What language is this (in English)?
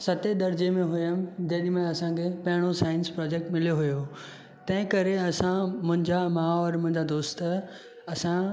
Sindhi